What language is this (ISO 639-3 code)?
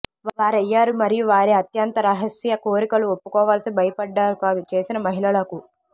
tel